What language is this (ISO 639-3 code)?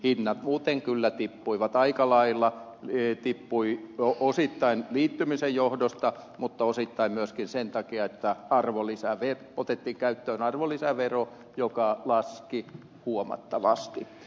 fin